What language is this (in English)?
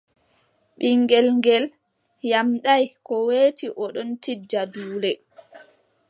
Adamawa Fulfulde